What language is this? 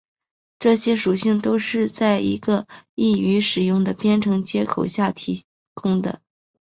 Chinese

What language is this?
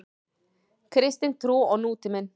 Icelandic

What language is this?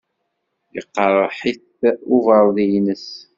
Kabyle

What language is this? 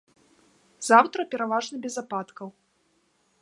Belarusian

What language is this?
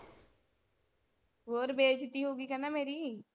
Punjabi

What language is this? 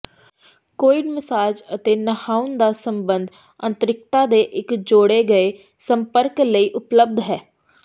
Punjabi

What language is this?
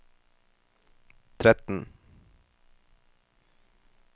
Norwegian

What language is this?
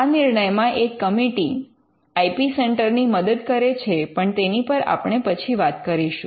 Gujarati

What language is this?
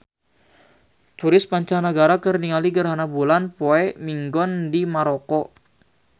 Sundanese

